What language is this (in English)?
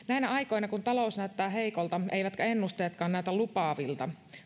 Finnish